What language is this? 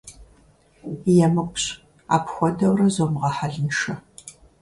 Kabardian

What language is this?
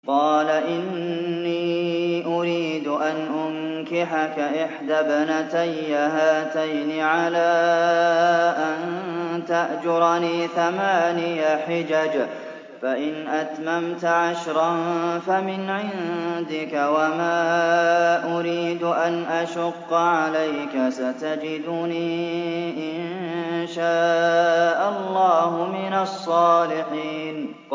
Arabic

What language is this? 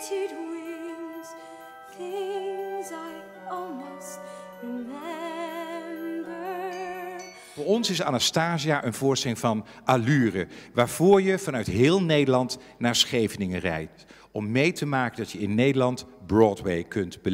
Dutch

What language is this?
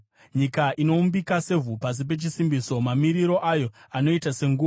Shona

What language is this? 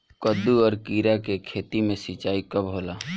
Bhojpuri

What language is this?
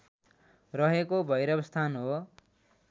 Nepali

